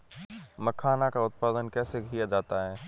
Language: Hindi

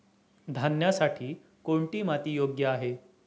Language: Marathi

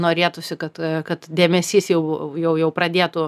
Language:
Lithuanian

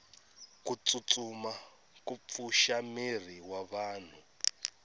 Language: Tsonga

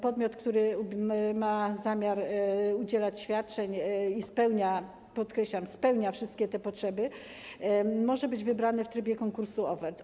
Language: Polish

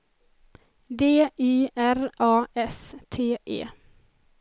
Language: Swedish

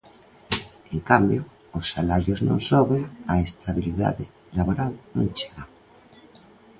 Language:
Galician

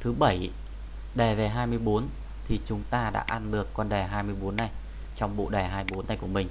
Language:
Vietnamese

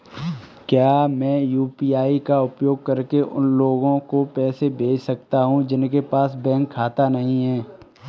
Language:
Hindi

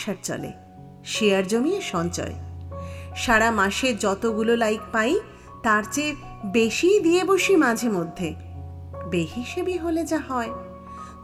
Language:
Bangla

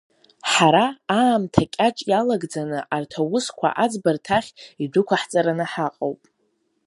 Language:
Abkhazian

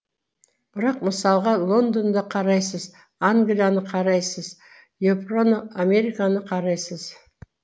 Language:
Kazakh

